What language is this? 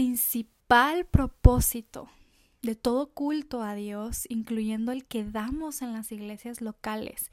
Spanish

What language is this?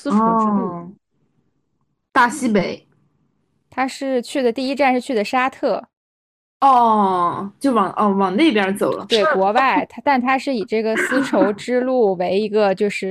Chinese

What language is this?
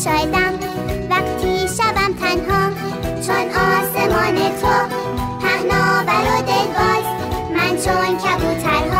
Persian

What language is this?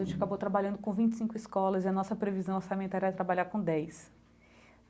Portuguese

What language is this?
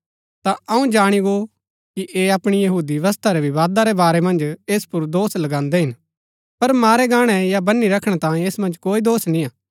Gaddi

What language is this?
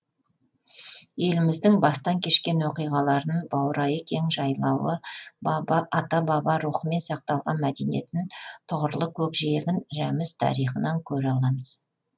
Kazakh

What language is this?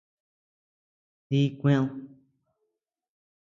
Tepeuxila Cuicatec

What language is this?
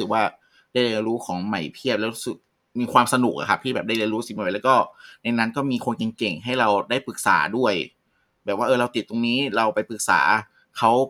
Thai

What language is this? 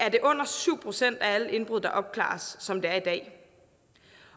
Danish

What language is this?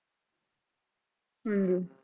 Punjabi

